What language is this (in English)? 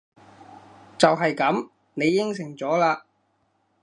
Cantonese